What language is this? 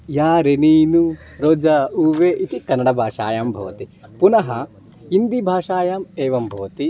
Sanskrit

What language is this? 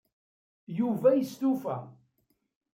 Kabyle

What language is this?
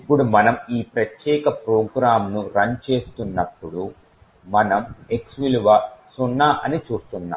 Telugu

